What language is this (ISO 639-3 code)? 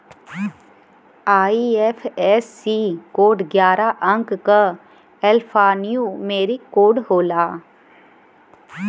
bho